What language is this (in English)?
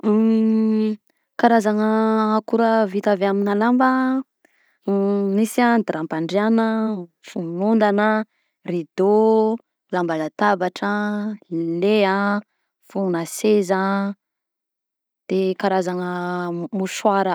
Southern Betsimisaraka Malagasy